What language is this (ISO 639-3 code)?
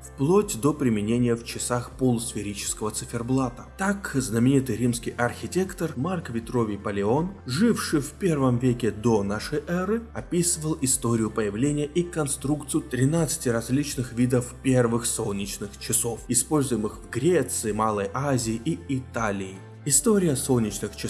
rus